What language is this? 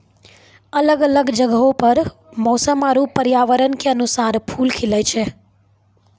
Maithili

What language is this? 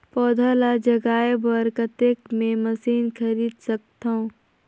Chhattisgarhi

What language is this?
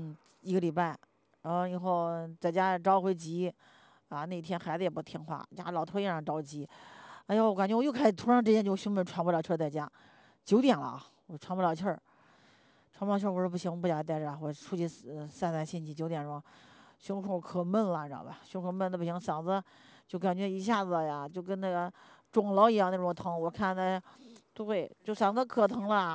Chinese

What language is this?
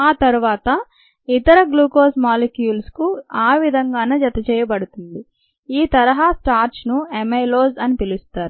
Telugu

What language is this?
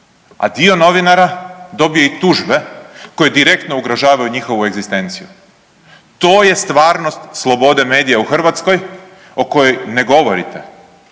Croatian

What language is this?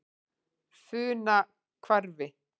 Icelandic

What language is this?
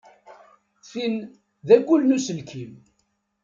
Kabyle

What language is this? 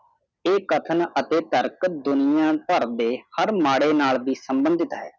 Punjabi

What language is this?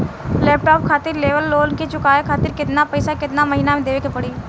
Bhojpuri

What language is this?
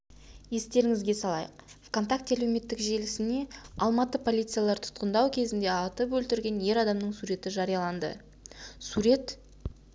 Kazakh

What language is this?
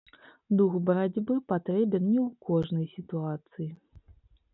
Belarusian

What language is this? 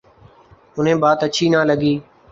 Urdu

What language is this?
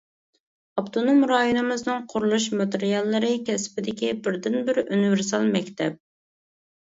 Uyghur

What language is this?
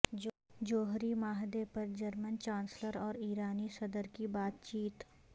Urdu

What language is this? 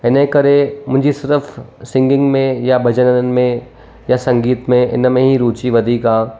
Sindhi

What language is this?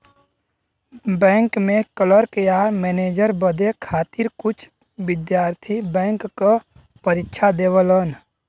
Bhojpuri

